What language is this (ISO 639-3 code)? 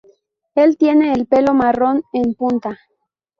spa